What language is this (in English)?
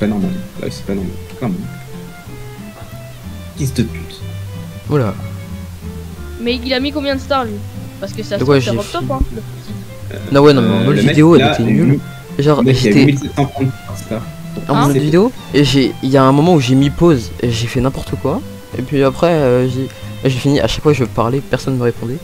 French